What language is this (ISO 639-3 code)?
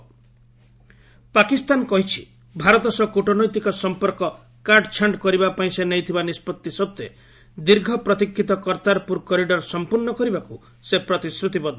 ori